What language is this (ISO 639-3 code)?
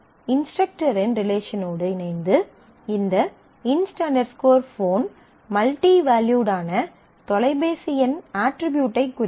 tam